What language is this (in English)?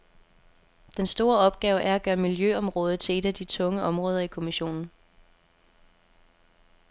Danish